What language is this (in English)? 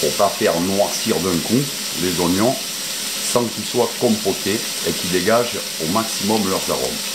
French